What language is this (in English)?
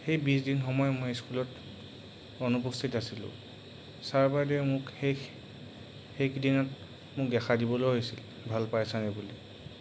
Assamese